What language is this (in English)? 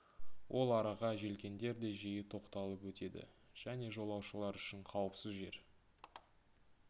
Kazakh